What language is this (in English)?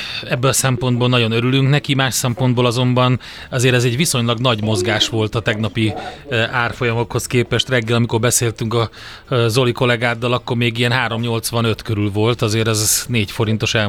Hungarian